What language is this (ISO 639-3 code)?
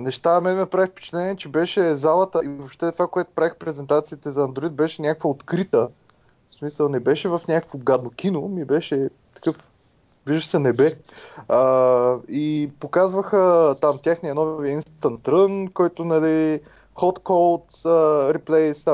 bul